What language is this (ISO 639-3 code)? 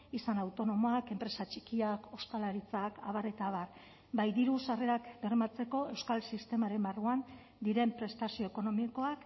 eus